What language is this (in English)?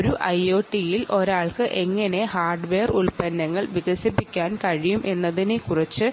Malayalam